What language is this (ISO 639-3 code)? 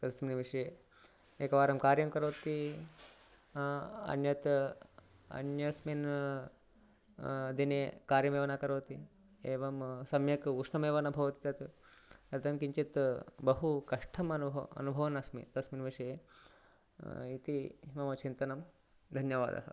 san